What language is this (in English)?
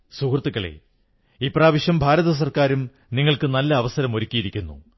Malayalam